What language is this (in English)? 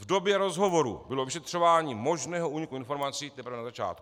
Czech